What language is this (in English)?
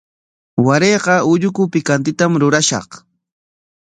Corongo Ancash Quechua